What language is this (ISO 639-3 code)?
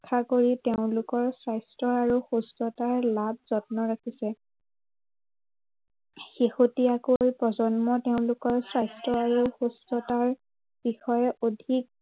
asm